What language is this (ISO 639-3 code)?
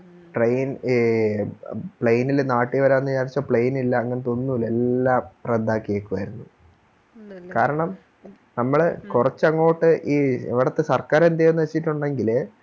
mal